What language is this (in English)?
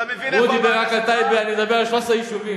Hebrew